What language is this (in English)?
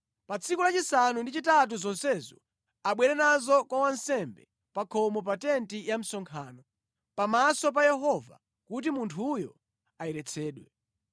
Nyanja